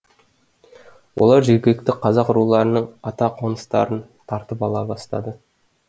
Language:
Kazakh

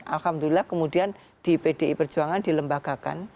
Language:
Indonesian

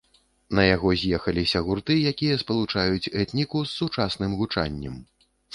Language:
Belarusian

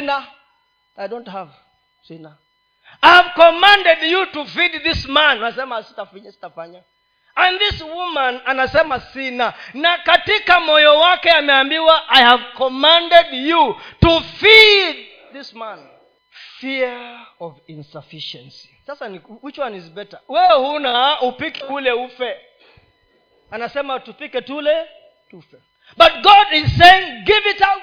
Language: Swahili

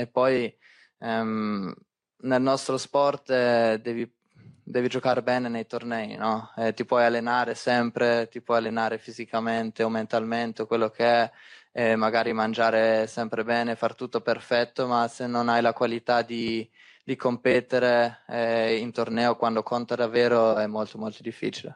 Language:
Italian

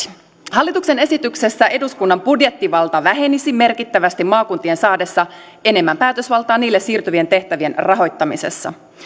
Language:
Finnish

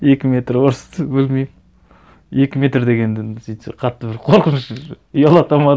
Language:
Kazakh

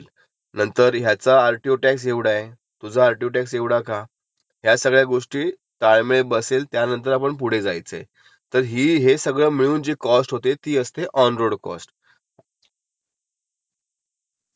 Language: Marathi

